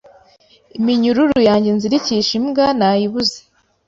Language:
Kinyarwanda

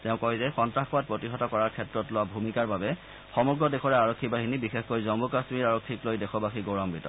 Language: Assamese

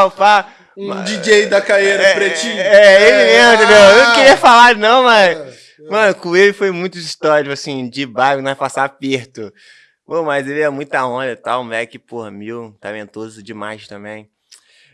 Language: Portuguese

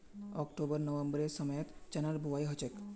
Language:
Magahi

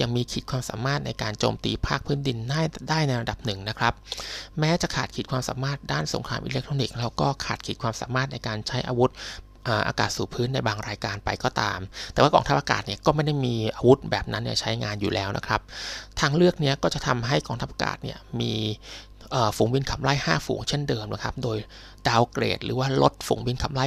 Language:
Thai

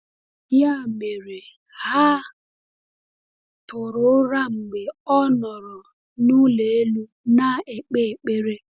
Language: Igbo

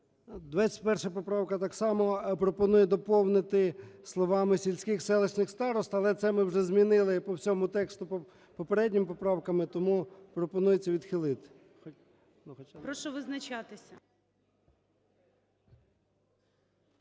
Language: Ukrainian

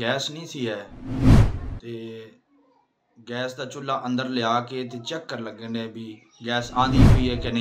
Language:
Hindi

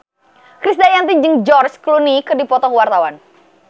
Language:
Sundanese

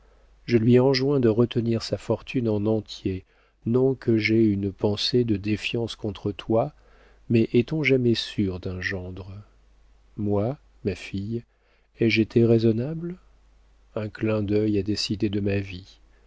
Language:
French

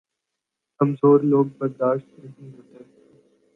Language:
Urdu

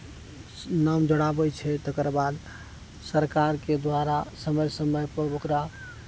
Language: Maithili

